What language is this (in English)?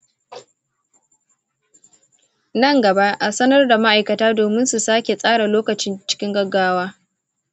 Hausa